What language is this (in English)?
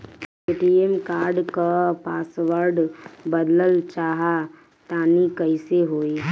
Bhojpuri